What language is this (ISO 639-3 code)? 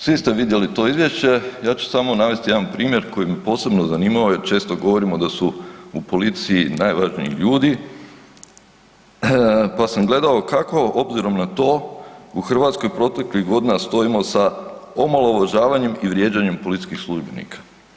hrv